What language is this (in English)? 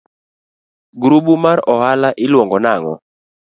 Luo (Kenya and Tanzania)